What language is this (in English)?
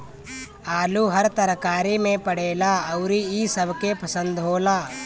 Bhojpuri